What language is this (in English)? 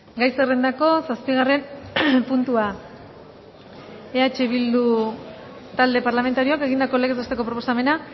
Basque